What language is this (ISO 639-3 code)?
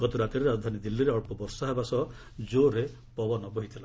ori